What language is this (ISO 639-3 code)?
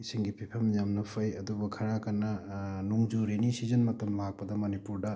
mni